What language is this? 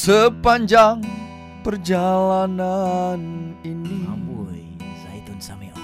Malay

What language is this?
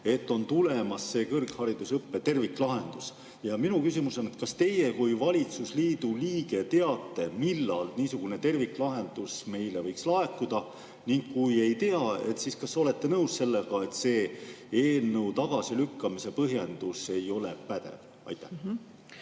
Estonian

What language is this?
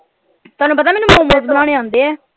Punjabi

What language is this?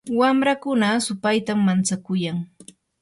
Yanahuanca Pasco Quechua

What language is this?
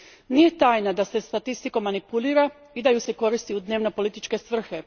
Croatian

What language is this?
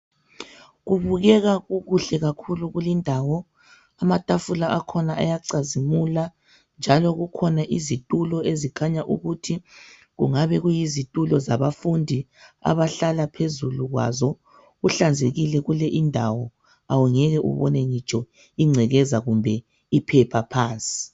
North Ndebele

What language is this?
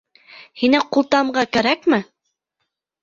Bashkir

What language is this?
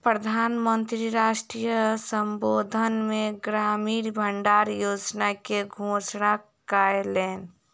Maithili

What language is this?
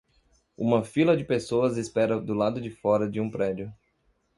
Portuguese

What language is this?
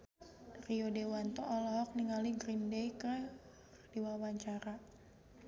Sundanese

